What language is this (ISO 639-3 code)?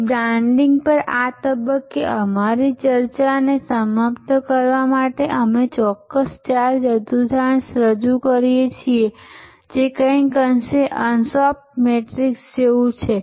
guj